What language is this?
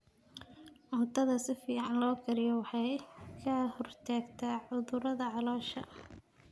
Somali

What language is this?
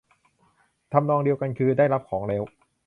Thai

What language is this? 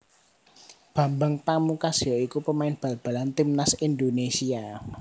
Javanese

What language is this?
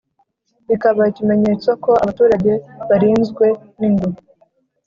Kinyarwanda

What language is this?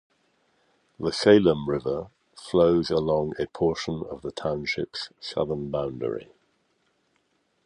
English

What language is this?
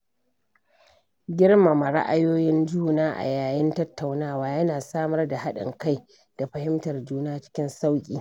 Hausa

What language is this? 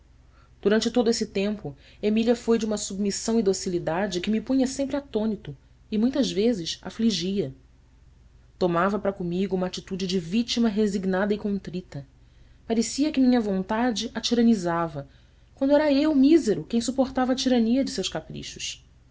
Portuguese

